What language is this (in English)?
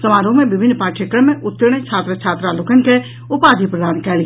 Maithili